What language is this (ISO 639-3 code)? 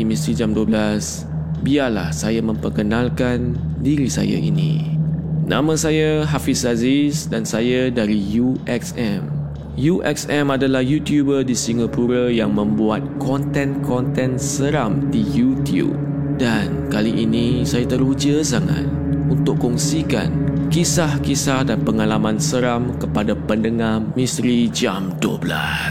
msa